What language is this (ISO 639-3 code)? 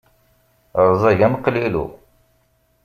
kab